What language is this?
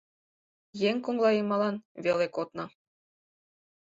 Mari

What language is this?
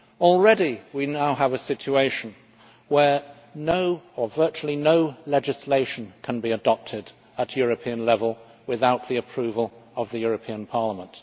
English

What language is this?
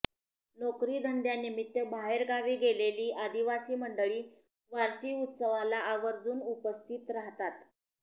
Marathi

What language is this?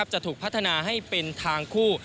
Thai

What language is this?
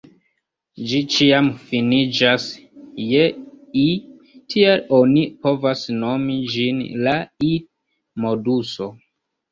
Esperanto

